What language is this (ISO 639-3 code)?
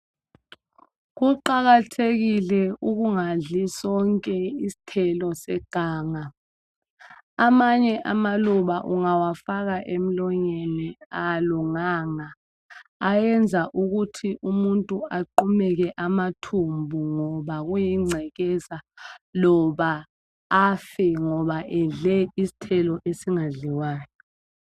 nde